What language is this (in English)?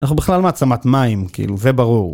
Hebrew